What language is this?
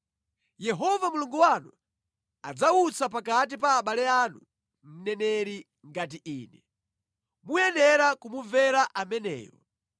Nyanja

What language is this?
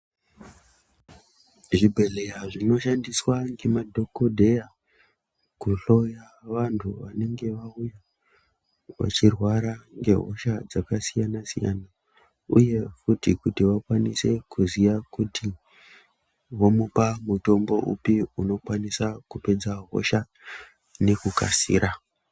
Ndau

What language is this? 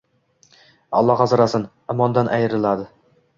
Uzbek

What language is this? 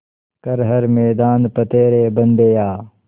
Hindi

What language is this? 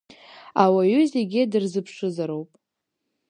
Abkhazian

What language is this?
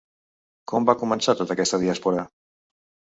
Catalan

